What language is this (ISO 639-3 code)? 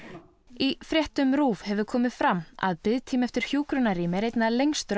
isl